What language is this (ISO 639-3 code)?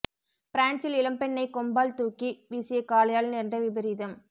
tam